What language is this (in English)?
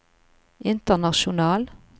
Norwegian